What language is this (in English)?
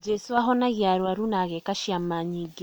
Kikuyu